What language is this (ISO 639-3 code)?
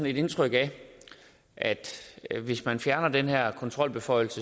dan